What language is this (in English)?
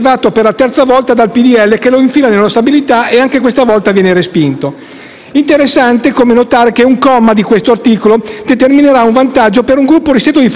Italian